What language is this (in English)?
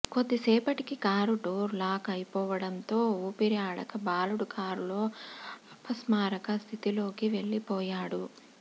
Telugu